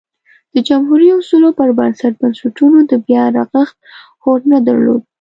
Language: Pashto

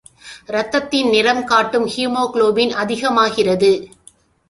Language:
Tamil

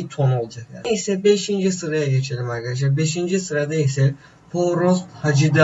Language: Turkish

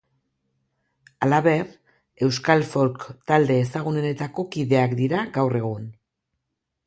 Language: Basque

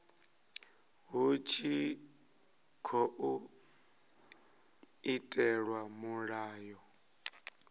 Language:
Venda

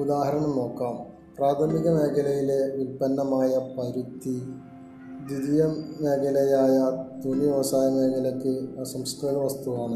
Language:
Malayalam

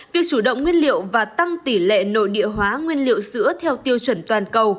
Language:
Vietnamese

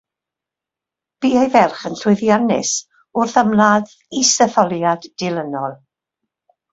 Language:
Welsh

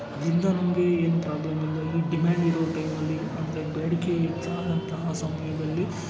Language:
Kannada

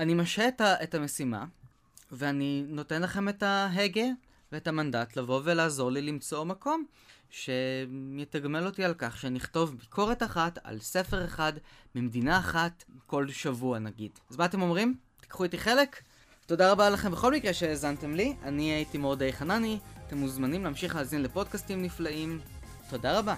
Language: Hebrew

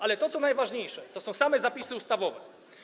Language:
Polish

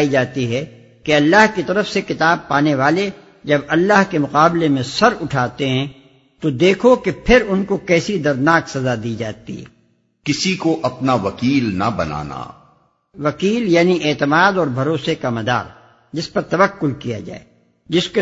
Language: Urdu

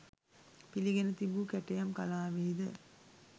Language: Sinhala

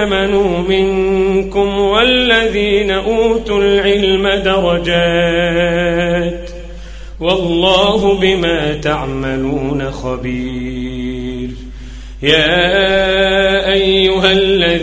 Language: Arabic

